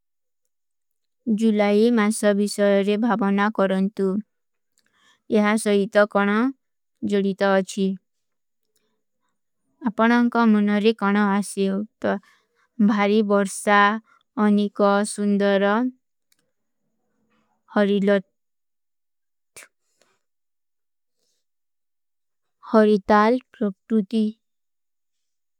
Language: Kui (India)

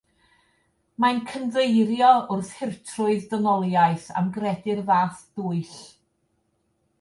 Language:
Welsh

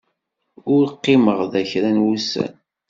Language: Kabyle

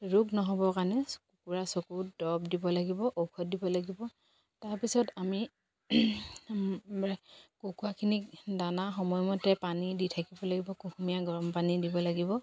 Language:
Assamese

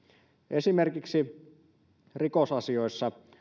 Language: Finnish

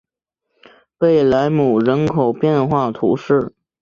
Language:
Chinese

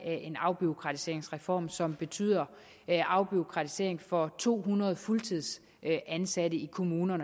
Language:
Danish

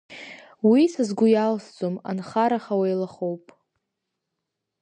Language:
Abkhazian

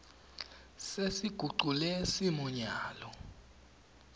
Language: Swati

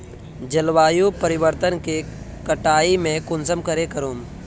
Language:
Magahi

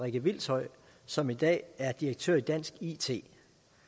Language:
Danish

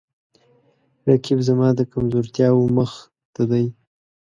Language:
Pashto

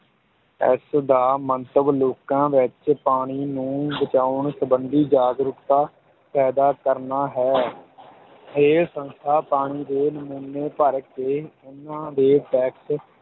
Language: Punjabi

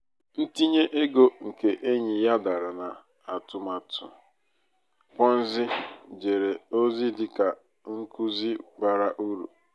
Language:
Igbo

